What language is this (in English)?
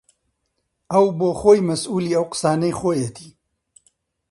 Central Kurdish